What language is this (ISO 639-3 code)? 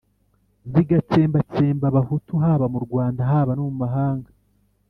kin